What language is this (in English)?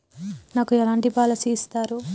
Telugu